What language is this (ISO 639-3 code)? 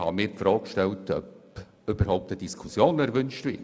gsw